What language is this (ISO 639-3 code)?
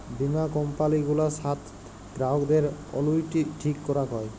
ben